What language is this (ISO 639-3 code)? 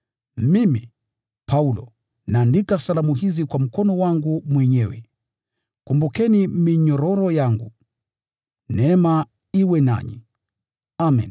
swa